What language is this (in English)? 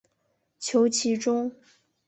Chinese